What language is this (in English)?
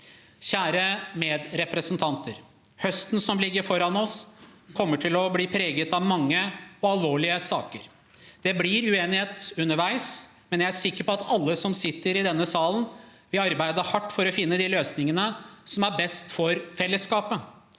Norwegian